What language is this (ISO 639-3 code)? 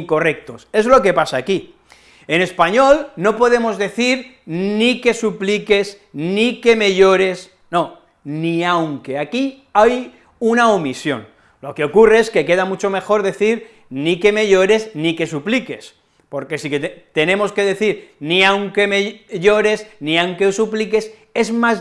spa